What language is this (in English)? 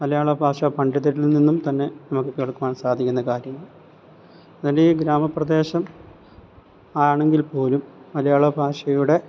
Malayalam